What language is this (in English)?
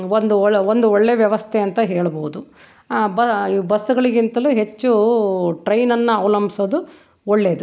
Kannada